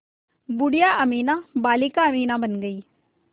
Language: Hindi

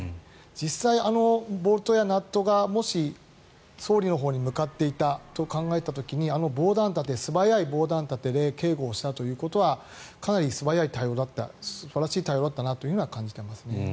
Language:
Japanese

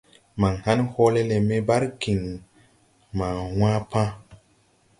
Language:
Tupuri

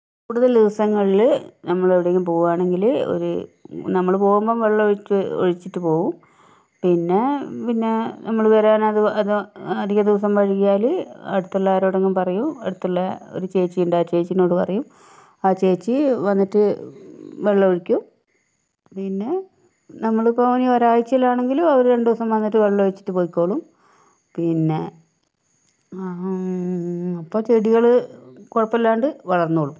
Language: Malayalam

